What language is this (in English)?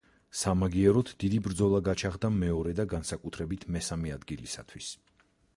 Georgian